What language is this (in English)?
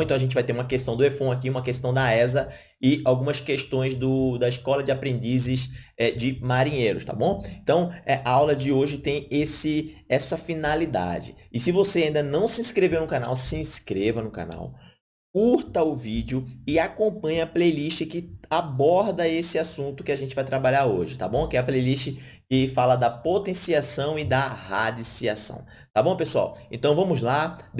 Portuguese